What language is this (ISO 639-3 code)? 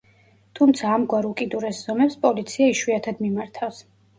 kat